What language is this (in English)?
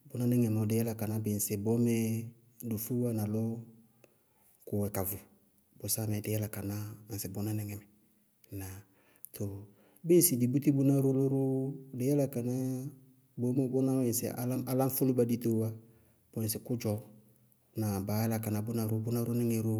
Bago-Kusuntu